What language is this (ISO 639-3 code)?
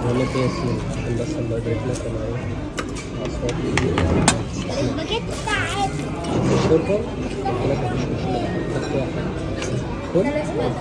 ara